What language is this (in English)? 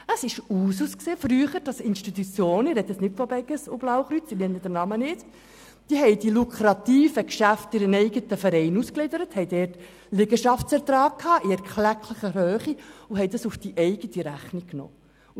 Swiss German